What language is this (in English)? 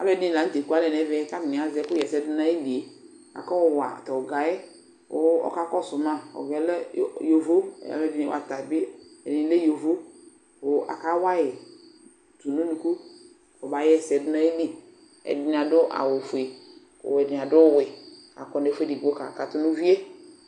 Ikposo